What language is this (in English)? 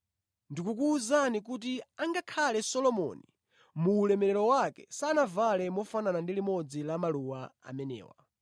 Nyanja